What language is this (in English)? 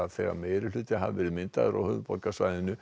Icelandic